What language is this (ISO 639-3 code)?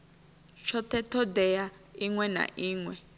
ven